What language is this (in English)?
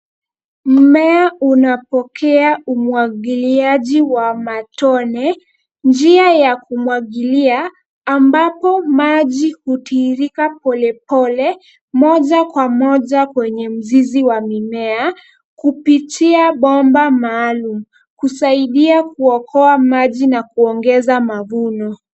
Swahili